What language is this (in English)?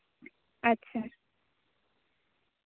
Santali